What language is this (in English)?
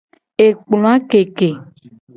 Gen